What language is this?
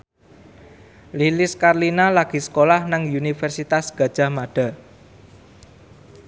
Javanese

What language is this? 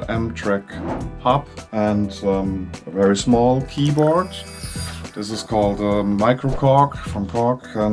English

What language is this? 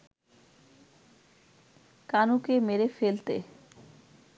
Bangla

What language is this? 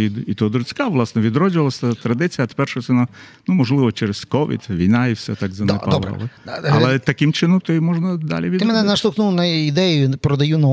Ukrainian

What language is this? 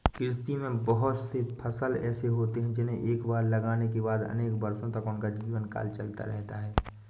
Hindi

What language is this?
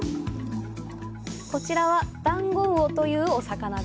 Japanese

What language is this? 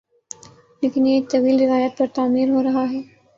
Urdu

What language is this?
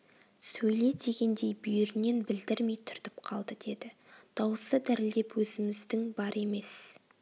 Kazakh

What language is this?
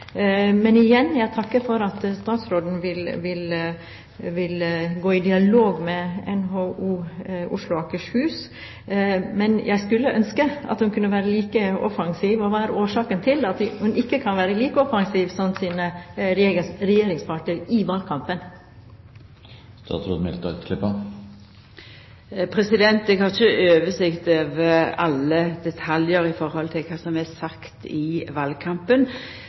Norwegian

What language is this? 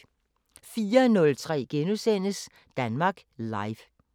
Danish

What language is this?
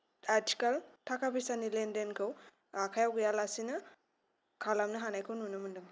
Bodo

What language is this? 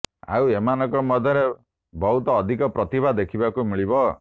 Odia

